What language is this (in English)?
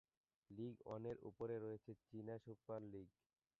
Bangla